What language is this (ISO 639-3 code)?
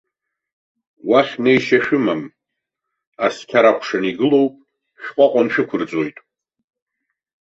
abk